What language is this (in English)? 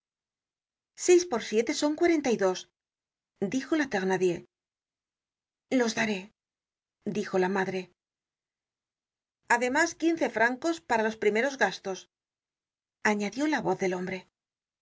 Spanish